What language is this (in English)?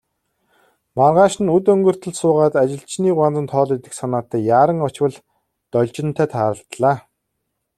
Mongolian